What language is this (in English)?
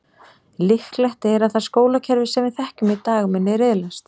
Icelandic